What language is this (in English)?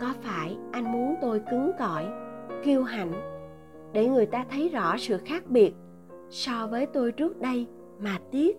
Vietnamese